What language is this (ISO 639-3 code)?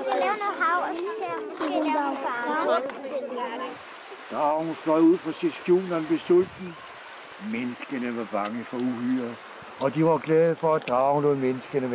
dan